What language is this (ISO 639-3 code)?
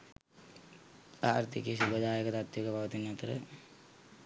sin